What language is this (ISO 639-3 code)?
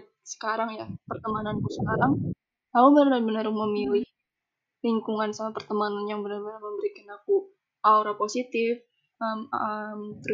ind